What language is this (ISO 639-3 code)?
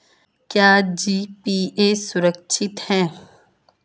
hin